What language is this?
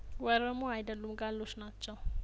Amharic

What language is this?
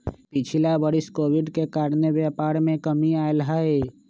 Magahi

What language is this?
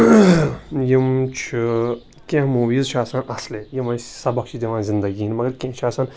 Kashmiri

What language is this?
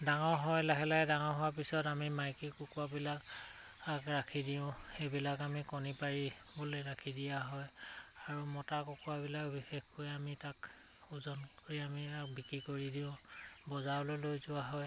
Assamese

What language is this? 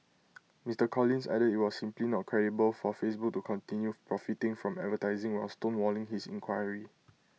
English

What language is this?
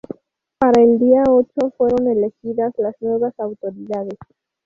Spanish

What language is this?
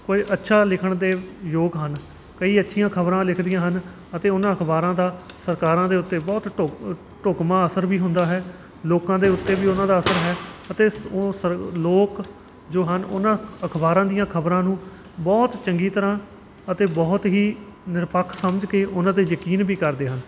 Punjabi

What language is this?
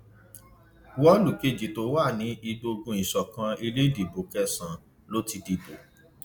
Yoruba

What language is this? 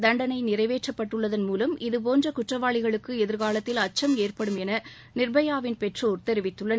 Tamil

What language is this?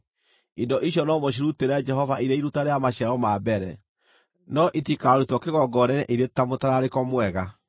Kikuyu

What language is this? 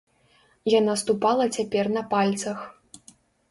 Belarusian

